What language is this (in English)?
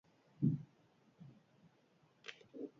Basque